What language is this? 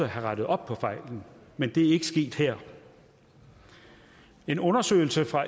Danish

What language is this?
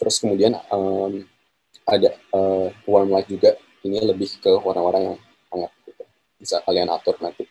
Indonesian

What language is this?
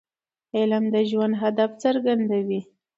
Pashto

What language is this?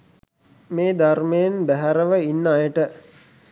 Sinhala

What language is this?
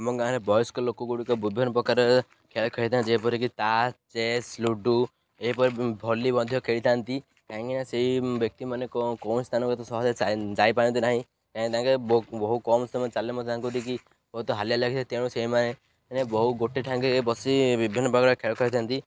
Odia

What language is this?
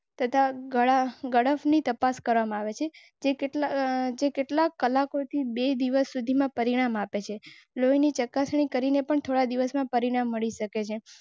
Gujarati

